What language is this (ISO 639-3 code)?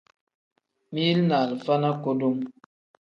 kdh